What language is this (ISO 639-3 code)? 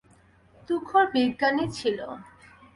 ben